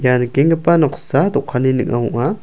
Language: Garo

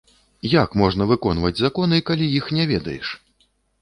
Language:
Belarusian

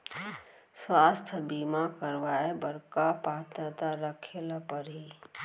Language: Chhattisgarhi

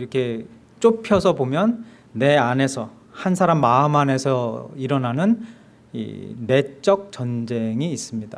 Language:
Korean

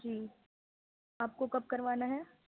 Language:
Urdu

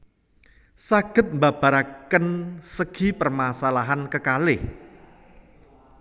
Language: Javanese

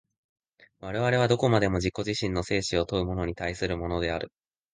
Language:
Japanese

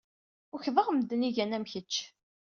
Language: Kabyle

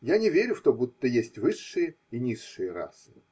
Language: Russian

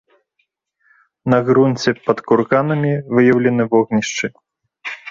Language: Belarusian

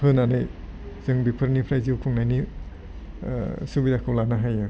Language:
Bodo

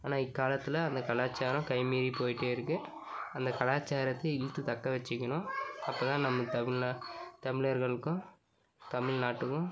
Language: Tamil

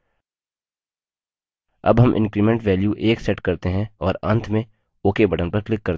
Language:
Hindi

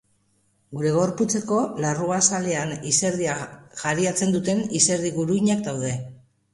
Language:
Basque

